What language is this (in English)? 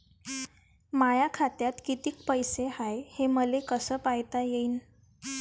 Marathi